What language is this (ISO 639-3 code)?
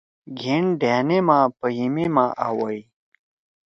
trw